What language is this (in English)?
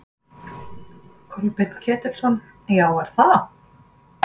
Icelandic